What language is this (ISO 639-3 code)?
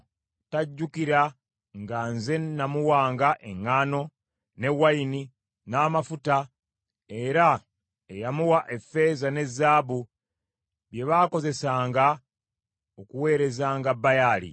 lug